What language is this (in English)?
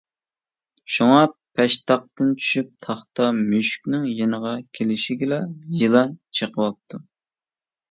Uyghur